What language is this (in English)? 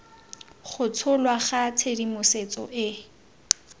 Tswana